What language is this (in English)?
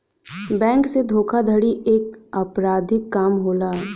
Bhojpuri